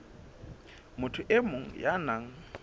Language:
Southern Sotho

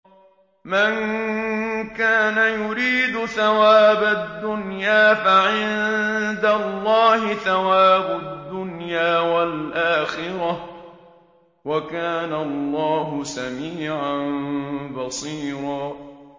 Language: Arabic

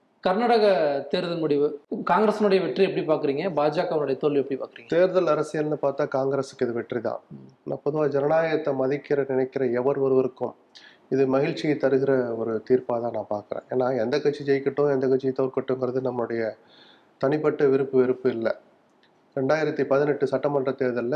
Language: Tamil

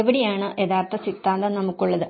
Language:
Malayalam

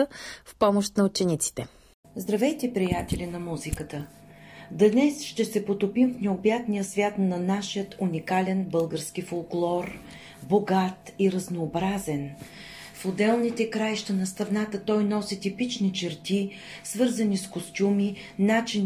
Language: Bulgarian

